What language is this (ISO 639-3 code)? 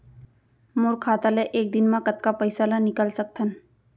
hne